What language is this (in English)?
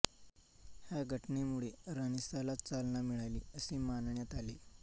Marathi